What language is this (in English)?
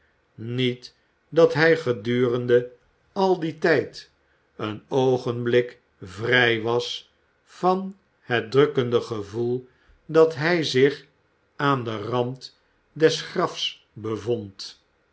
Dutch